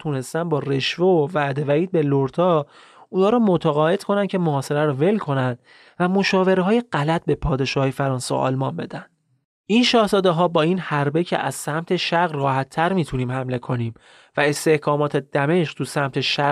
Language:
Persian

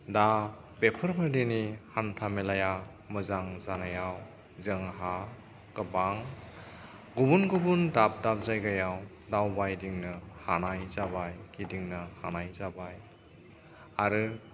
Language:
Bodo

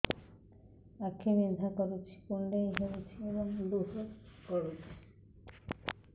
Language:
Odia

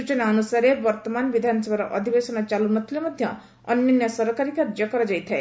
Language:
Odia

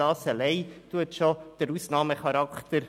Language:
Swiss German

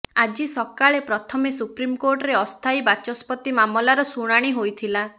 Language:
Odia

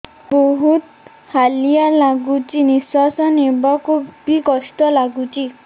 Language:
Odia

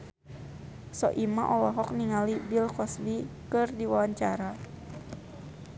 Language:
Sundanese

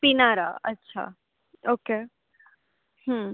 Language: Gujarati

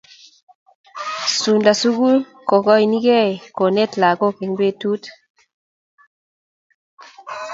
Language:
Kalenjin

